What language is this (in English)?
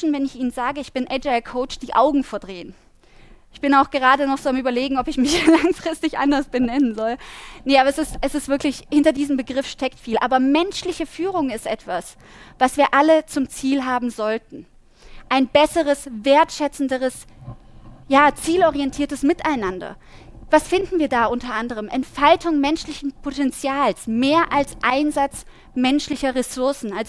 German